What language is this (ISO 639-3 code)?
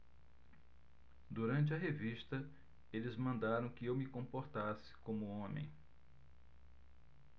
por